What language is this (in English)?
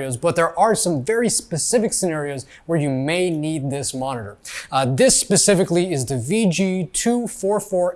English